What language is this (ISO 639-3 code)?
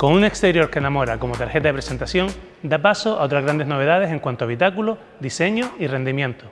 spa